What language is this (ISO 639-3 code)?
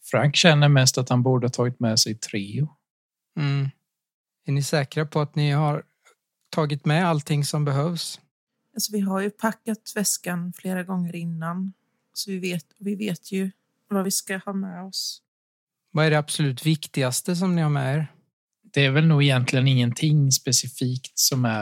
swe